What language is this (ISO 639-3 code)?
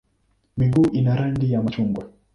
swa